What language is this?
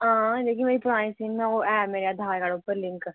Dogri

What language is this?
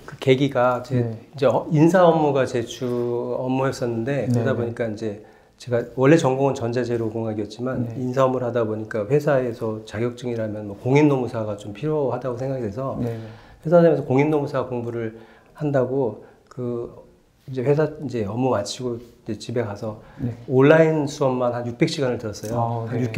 Korean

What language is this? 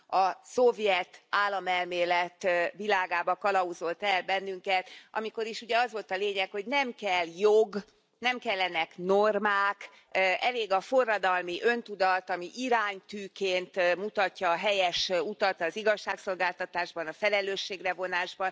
Hungarian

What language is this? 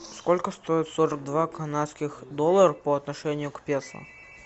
Russian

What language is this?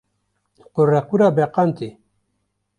Kurdish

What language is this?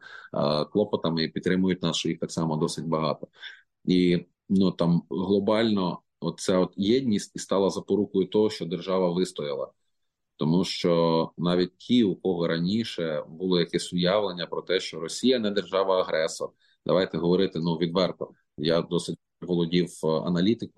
Ukrainian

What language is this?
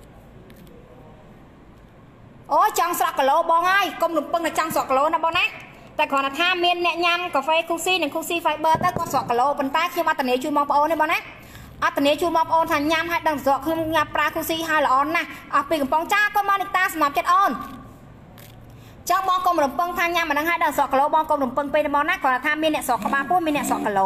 Thai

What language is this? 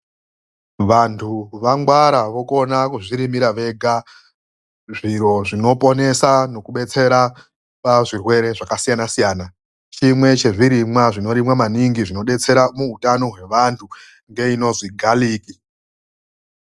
Ndau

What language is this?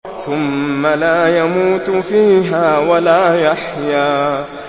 Arabic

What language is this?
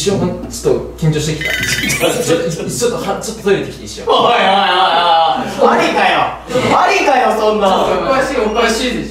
Japanese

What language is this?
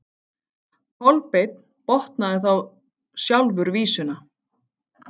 Icelandic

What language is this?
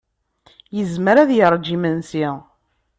Kabyle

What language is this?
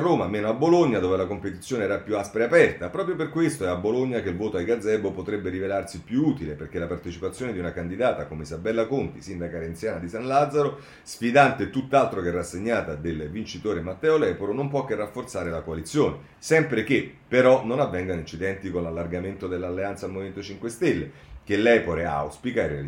Italian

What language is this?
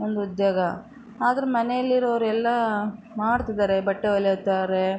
Kannada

